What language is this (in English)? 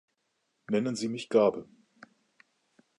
German